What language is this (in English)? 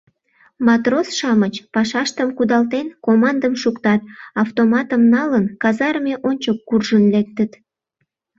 Mari